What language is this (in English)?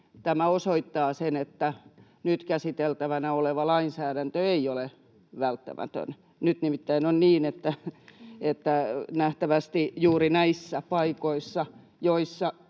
Finnish